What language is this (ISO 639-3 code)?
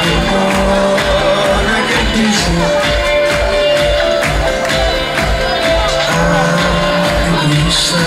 ell